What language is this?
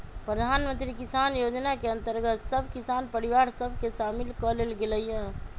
Magahi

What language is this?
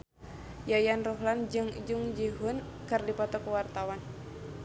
Sundanese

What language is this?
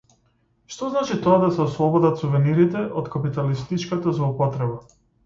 Macedonian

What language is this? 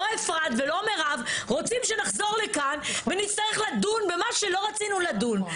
Hebrew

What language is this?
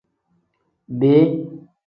Tem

